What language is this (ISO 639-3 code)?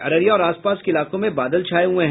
hin